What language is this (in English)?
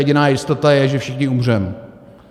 Czech